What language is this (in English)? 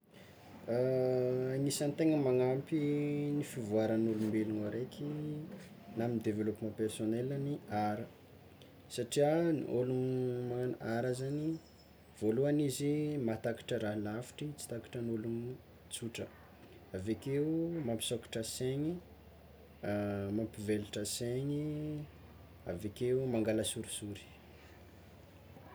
Tsimihety Malagasy